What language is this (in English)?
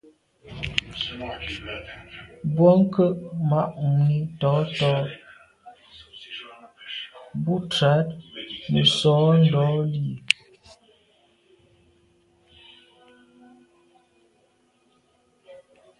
Medumba